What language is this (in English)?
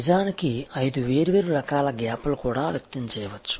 Telugu